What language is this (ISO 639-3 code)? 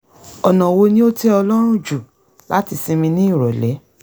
yor